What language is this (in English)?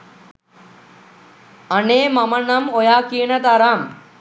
Sinhala